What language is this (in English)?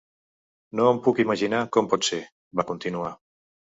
Catalan